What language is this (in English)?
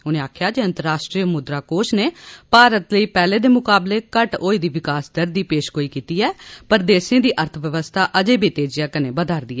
Dogri